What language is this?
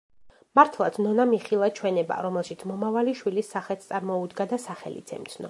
Georgian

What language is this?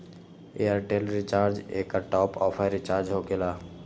Magahi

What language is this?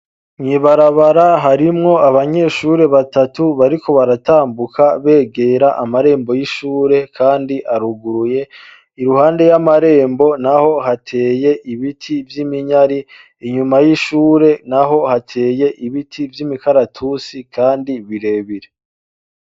Rundi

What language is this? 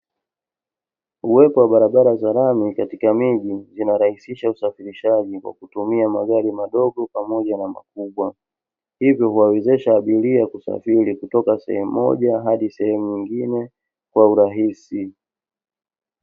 Swahili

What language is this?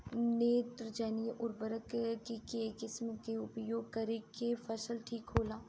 Bhojpuri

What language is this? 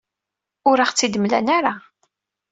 Kabyle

